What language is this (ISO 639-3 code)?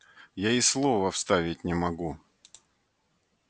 rus